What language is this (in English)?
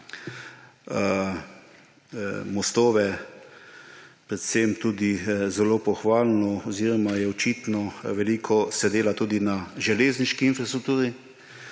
Slovenian